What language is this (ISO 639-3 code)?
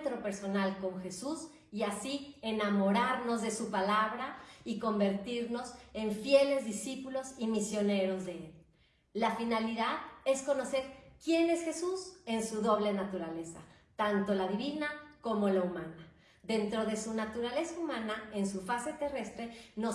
spa